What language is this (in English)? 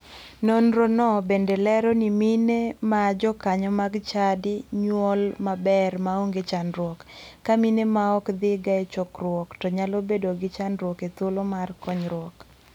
Luo (Kenya and Tanzania)